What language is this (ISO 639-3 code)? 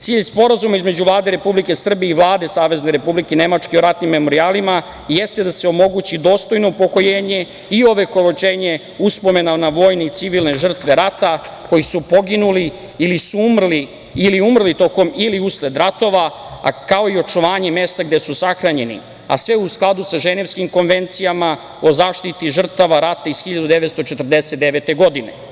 srp